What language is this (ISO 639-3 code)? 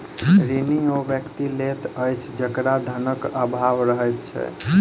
mai